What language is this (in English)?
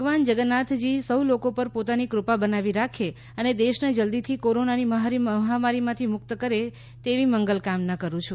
Gujarati